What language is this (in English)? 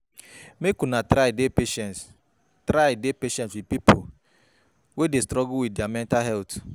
Nigerian Pidgin